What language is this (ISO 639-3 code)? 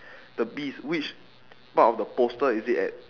eng